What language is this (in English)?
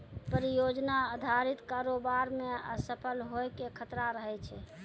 Maithili